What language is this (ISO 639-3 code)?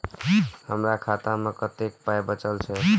mai